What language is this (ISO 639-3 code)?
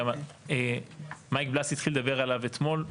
heb